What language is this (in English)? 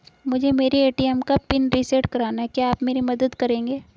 Hindi